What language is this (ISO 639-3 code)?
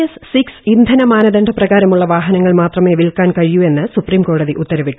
mal